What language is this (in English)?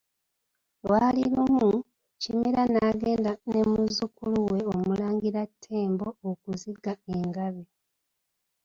Ganda